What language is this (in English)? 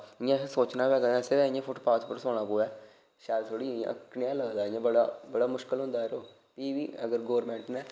Dogri